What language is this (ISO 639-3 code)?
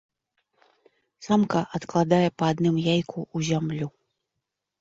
bel